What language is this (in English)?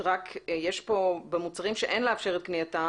Hebrew